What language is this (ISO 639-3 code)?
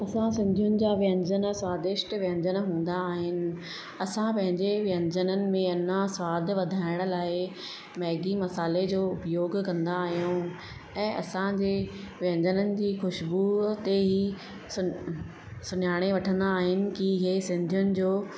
snd